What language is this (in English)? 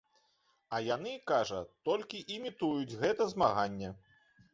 Belarusian